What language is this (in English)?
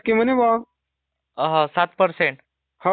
Marathi